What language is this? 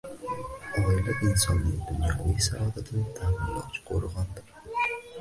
Uzbek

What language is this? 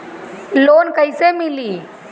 Bhojpuri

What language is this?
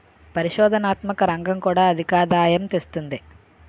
Telugu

